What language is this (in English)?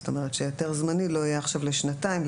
Hebrew